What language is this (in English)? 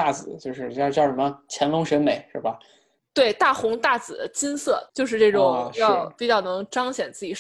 Chinese